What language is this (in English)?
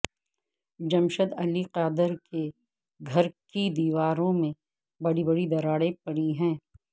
Urdu